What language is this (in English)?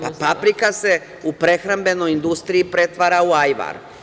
Serbian